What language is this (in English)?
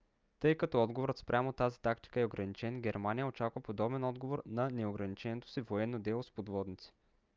Bulgarian